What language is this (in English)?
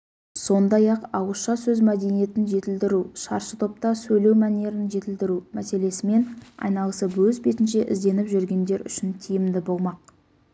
Kazakh